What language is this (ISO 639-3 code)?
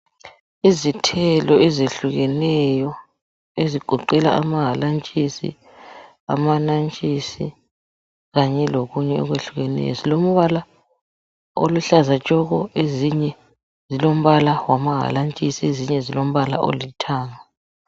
nde